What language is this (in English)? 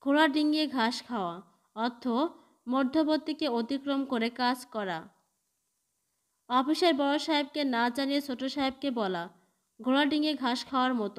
Hindi